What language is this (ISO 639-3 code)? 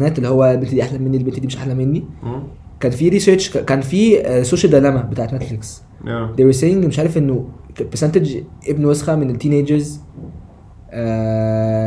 ara